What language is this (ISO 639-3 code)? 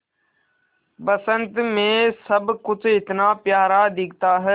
hin